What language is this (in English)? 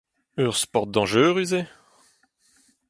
Breton